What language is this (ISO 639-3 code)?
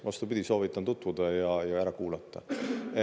est